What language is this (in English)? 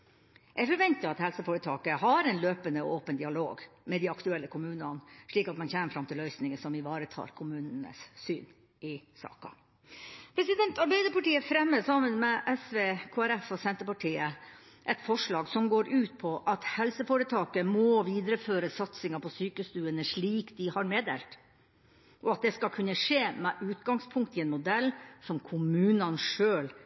Norwegian Bokmål